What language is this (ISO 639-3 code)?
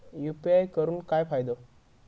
mar